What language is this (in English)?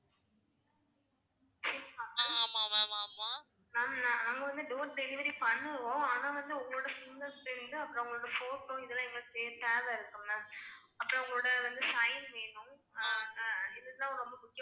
Tamil